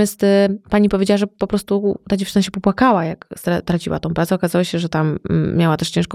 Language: Polish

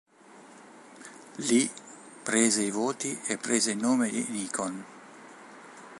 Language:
Italian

